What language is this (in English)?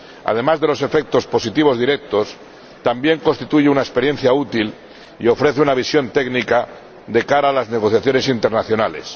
Spanish